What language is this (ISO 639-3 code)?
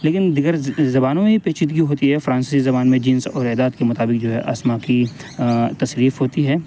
urd